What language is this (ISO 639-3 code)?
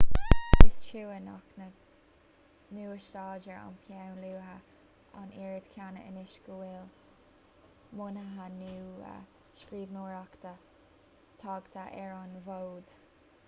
gle